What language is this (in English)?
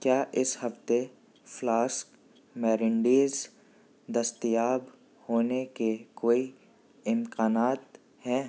Urdu